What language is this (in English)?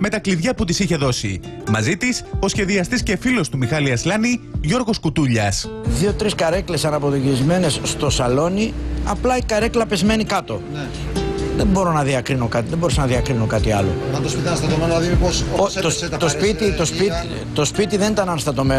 Greek